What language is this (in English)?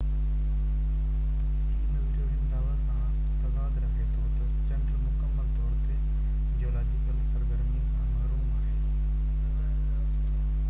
Sindhi